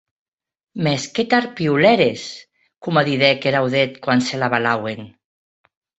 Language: Occitan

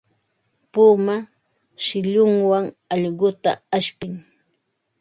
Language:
Ambo-Pasco Quechua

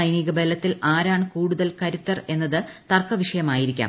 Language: Malayalam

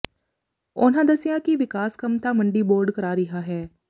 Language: Punjabi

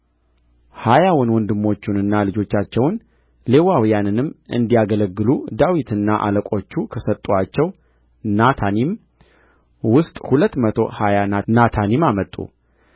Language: Amharic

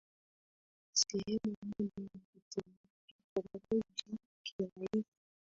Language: Swahili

